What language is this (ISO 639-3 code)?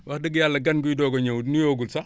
wol